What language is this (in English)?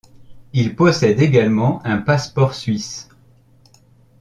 French